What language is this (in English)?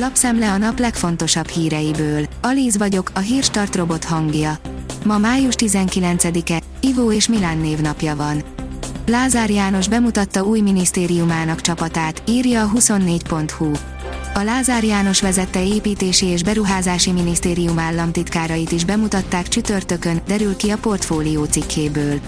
Hungarian